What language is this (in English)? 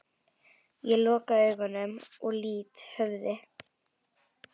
Icelandic